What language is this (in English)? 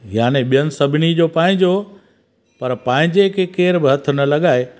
Sindhi